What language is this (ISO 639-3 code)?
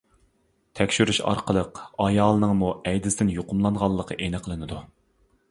uig